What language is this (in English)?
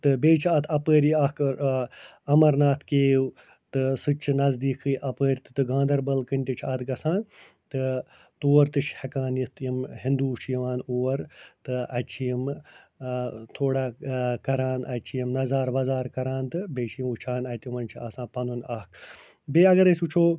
Kashmiri